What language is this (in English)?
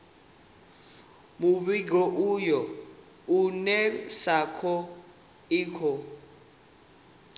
Venda